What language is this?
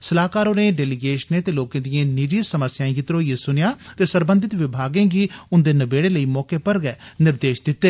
Dogri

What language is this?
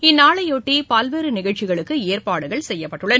Tamil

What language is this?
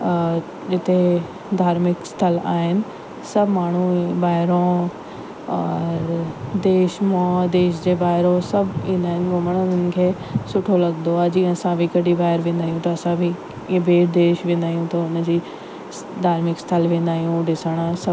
Sindhi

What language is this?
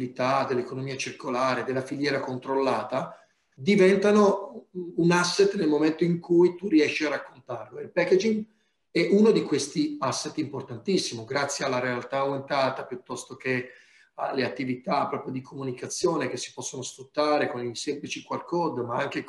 Italian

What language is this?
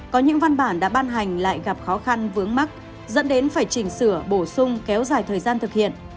Vietnamese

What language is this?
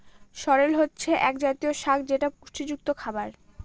Bangla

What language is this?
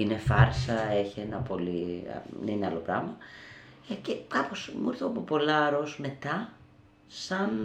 Greek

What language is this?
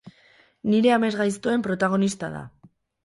Basque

